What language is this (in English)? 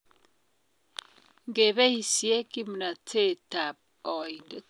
Kalenjin